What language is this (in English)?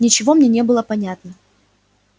Russian